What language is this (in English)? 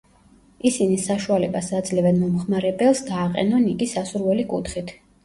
Georgian